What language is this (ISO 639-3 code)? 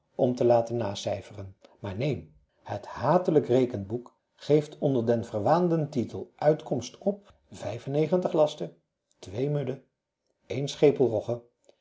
nld